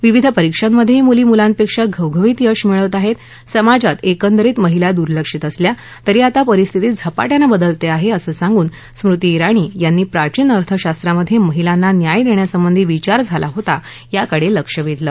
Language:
Marathi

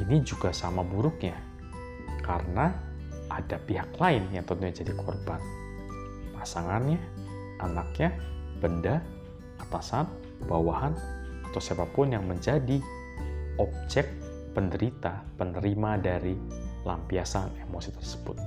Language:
Indonesian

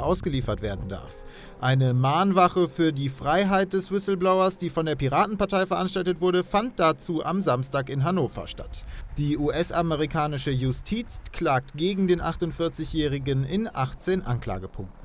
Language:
German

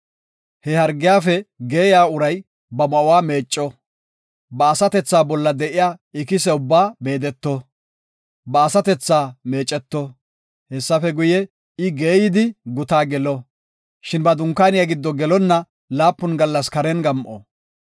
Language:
Gofa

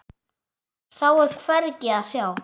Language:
Icelandic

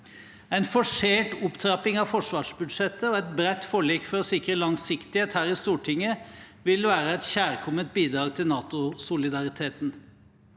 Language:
Norwegian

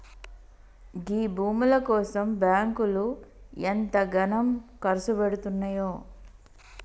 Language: Telugu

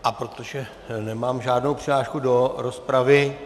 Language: Czech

